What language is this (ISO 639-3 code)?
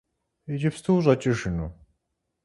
kbd